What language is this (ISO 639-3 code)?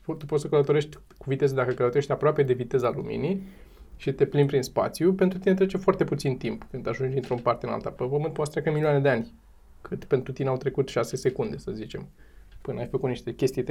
ron